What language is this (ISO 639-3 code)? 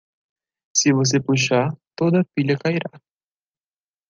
por